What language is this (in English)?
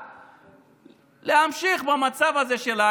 Hebrew